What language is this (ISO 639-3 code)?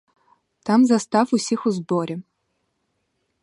ukr